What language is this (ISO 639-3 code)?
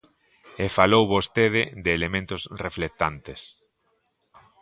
glg